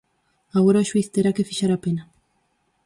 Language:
Galician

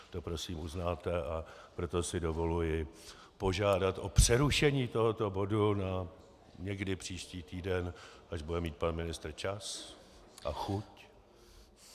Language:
Czech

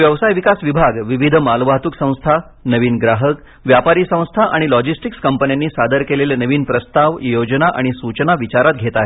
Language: Marathi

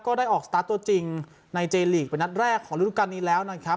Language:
Thai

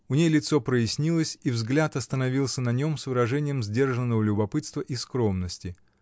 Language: Russian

